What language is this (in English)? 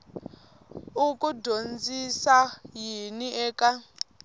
Tsonga